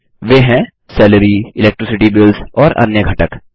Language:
Hindi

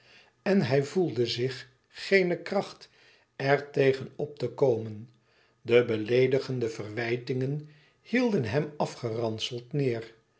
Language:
Dutch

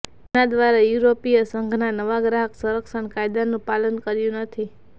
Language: Gujarati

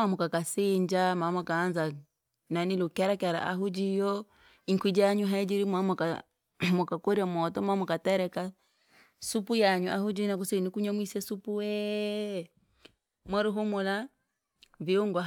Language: Langi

